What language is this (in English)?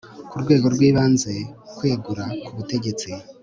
Kinyarwanda